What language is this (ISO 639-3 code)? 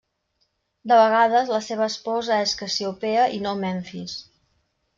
cat